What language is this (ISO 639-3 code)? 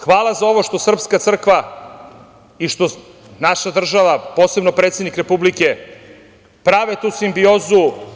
srp